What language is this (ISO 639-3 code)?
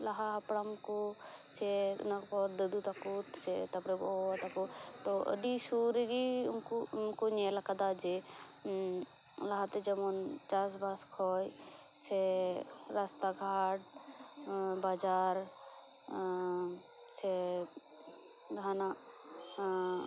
sat